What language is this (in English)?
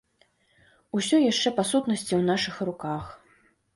Belarusian